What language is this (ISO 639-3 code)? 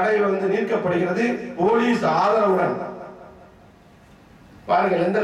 ara